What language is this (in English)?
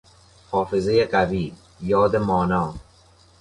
Persian